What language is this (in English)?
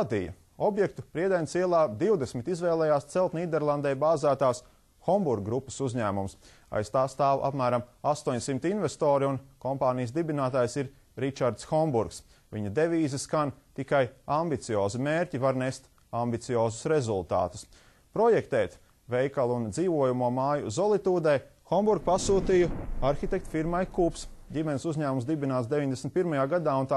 Russian